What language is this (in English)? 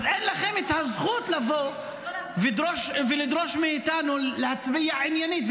Hebrew